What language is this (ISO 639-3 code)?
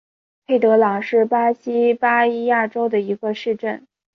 zho